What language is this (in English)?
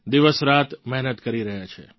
Gujarati